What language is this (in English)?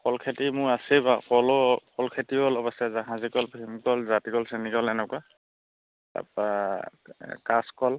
Assamese